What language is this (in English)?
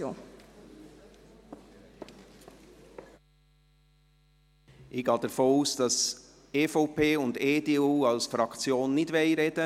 Swiss German